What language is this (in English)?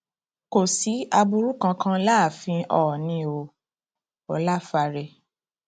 Yoruba